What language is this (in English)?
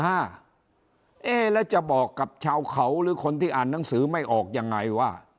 Thai